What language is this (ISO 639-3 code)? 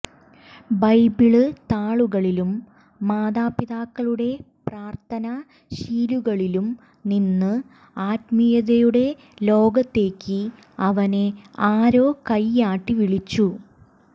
mal